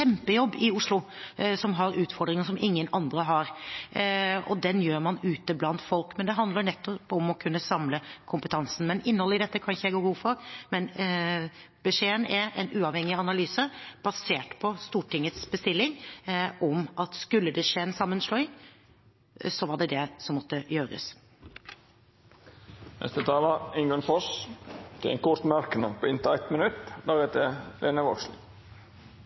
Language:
Norwegian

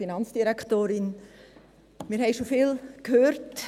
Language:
Swiss German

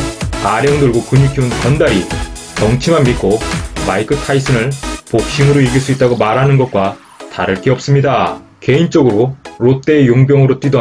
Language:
Korean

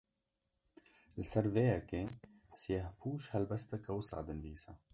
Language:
Kurdish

